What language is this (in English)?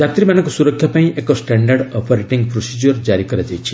Odia